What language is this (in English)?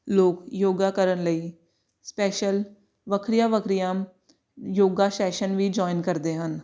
Punjabi